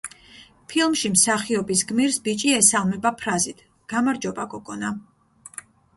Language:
Georgian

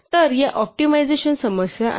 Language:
Marathi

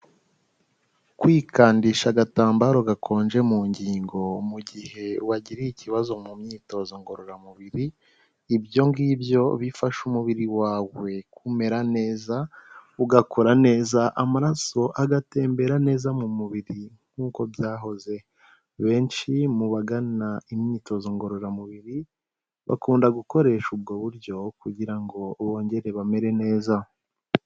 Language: Kinyarwanda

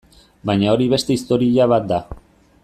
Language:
Basque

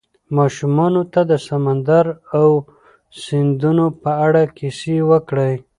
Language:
Pashto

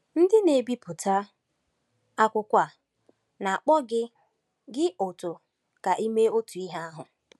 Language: Igbo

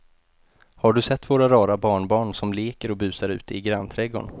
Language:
Swedish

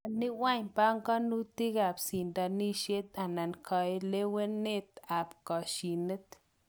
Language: Kalenjin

